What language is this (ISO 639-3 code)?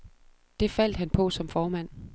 dan